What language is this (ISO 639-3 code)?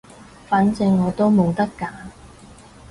yue